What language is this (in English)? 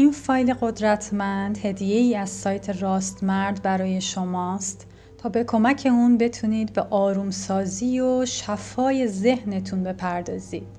Persian